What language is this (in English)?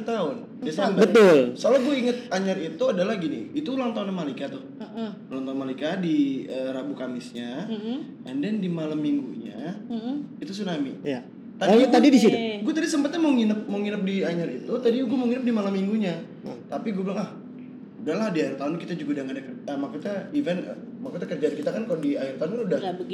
Indonesian